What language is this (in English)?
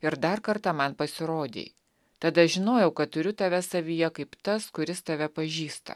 Lithuanian